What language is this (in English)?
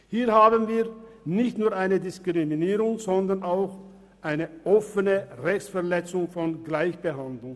Swiss German